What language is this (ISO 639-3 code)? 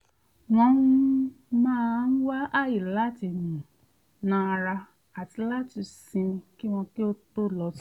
yor